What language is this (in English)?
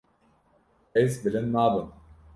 Kurdish